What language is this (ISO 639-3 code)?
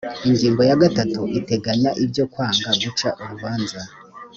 kin